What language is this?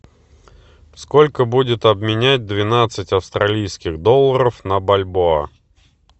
Russian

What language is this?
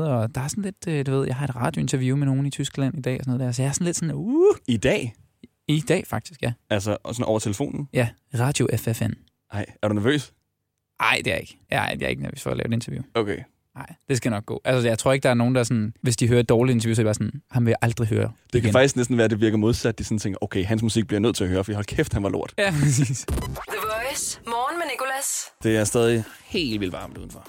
Danish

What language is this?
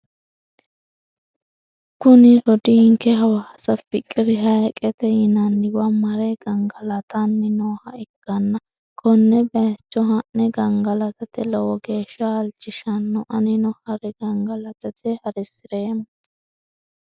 Sidamo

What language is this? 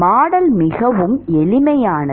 Tamil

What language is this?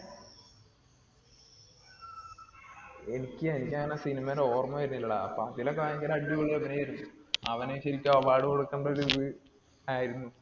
Malayalam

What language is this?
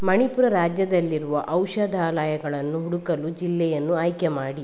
Kannada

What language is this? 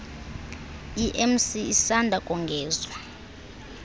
Xhosa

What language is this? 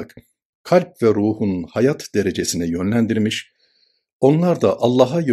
Turkish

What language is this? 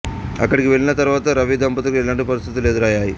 Telugu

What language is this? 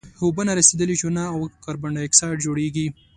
Pashto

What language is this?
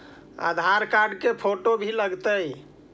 Magahi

